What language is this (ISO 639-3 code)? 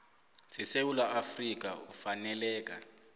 nbl